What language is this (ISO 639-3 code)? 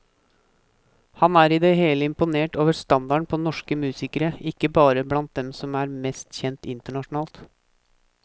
nor